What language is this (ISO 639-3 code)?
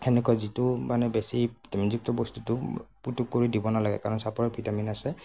asm